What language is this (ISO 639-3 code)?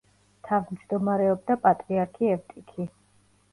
kat